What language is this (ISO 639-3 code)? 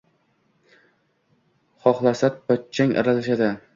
uzb